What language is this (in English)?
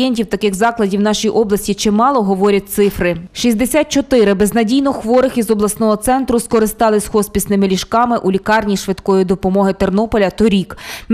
Ukrainian